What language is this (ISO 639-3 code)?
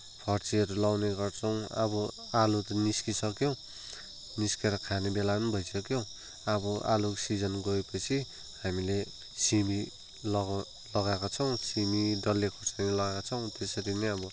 nep